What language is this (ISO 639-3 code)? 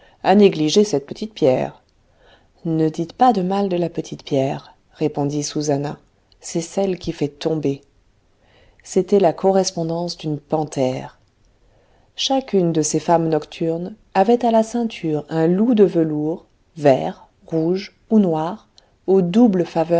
fra